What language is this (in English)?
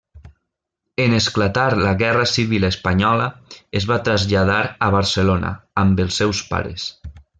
Catalan